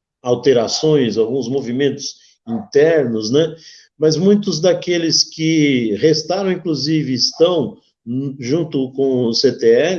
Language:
Portuguese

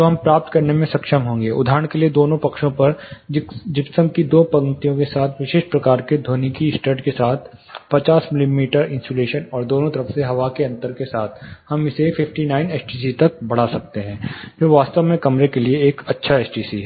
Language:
Hindi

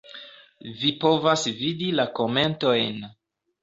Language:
Esperanto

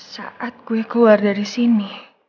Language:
Indonesian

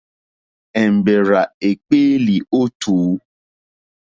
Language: Mokpwe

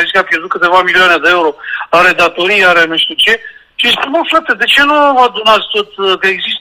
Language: Romanian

